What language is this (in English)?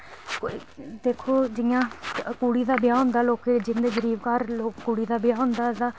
Dogri